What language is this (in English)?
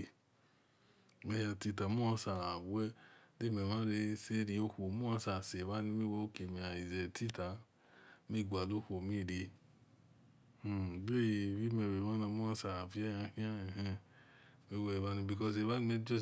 Esan